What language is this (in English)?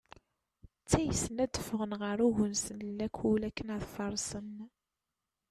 Kabyle